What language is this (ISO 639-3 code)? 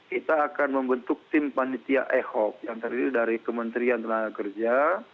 ind